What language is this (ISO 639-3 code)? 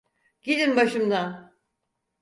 tur